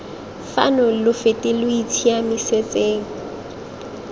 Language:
Tswana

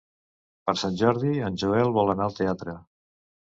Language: Catalan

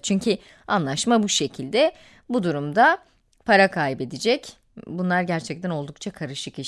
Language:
Turkish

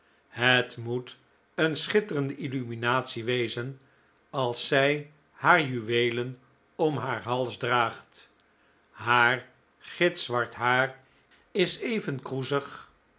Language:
Dutch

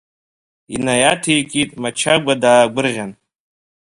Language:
Abkhazian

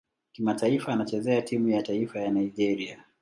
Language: Swahili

